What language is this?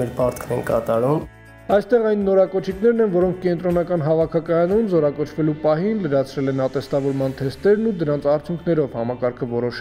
Romanian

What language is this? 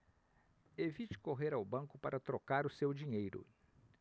Portuguese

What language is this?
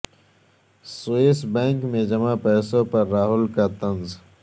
Urdu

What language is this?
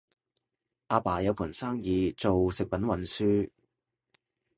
Cantonese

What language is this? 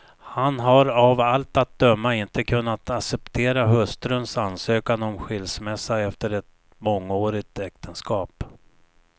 Swedish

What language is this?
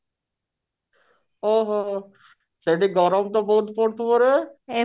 Odia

